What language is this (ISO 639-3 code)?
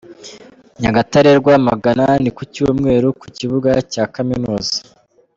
kin